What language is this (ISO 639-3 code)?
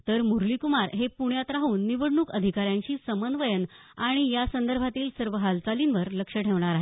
mar